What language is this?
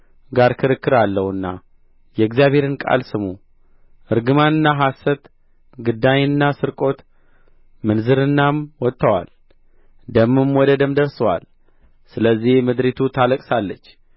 Amharic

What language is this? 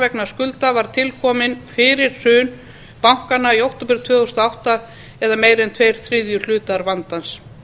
Icelandic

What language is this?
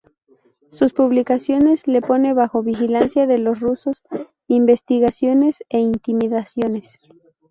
Spanish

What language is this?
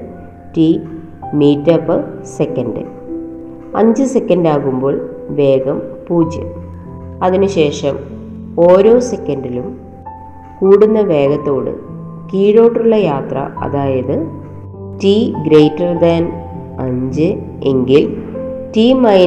Malayalam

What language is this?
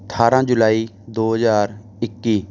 Punjabi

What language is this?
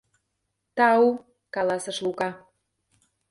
Mari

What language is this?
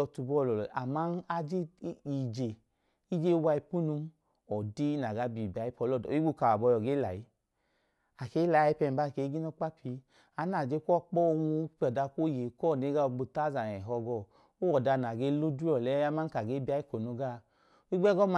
Idoma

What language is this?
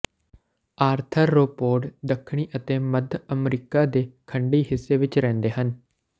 Punjabi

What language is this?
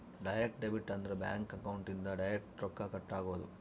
Kannada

